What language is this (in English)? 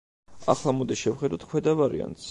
Georgian